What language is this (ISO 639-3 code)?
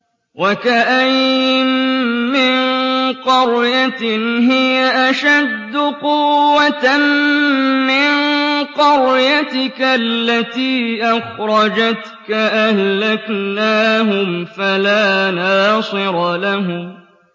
ara